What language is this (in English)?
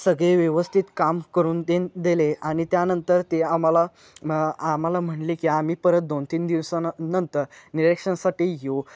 Marathi